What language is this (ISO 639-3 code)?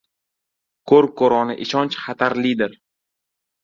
uzb